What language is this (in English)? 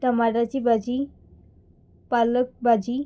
Konkani